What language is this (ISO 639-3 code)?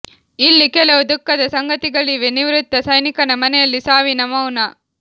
kan